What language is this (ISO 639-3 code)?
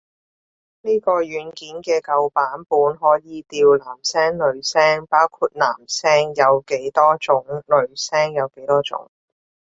yue